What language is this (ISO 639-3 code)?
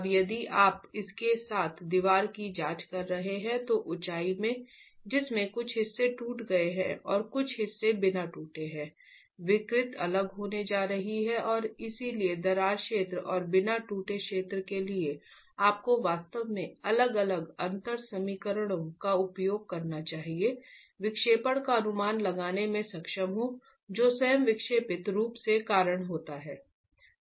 hin